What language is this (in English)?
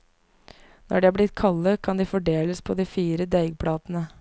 Norwegian